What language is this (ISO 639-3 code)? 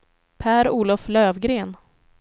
swe